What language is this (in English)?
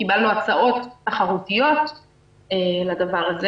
Hebrew